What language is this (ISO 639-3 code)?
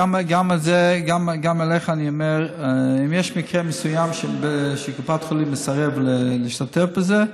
heb